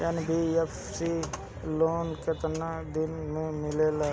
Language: Bhojpuri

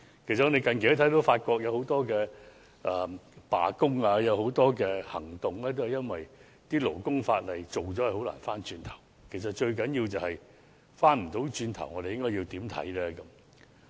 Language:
Cantonese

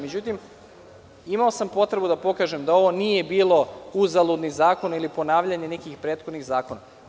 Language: Serbian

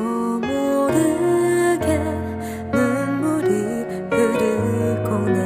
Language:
Korean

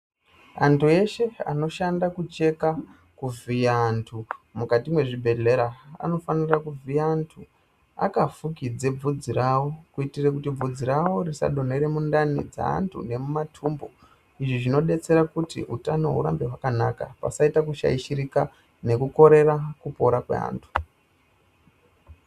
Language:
Ndau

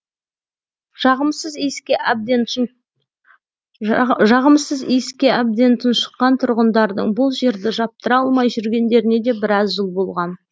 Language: Kazakh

